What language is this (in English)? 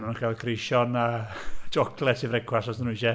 Welsh